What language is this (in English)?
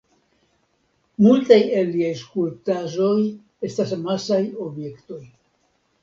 Esperanto